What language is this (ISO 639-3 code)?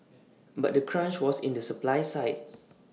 eng